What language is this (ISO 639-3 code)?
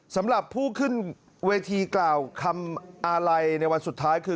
tha